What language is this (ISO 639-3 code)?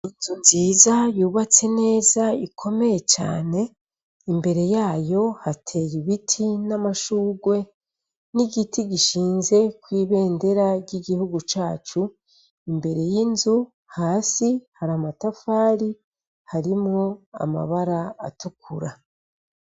run